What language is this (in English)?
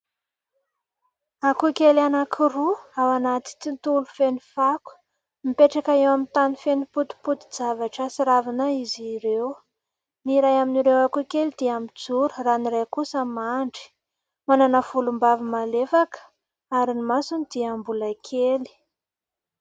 Malagasy